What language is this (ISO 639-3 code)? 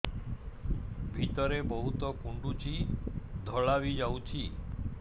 ori